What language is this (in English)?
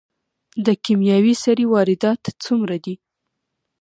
Pashto